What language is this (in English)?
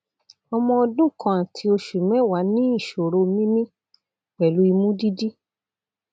Yoruba